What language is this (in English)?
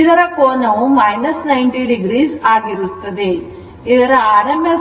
Kannada